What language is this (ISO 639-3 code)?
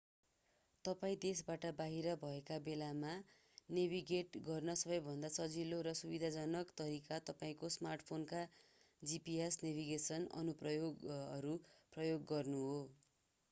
nep